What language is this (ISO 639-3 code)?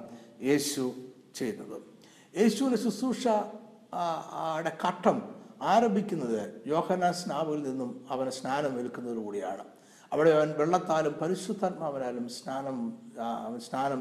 mal